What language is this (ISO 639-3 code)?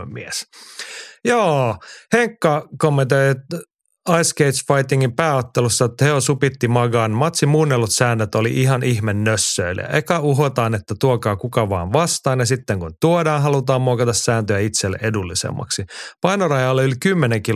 fin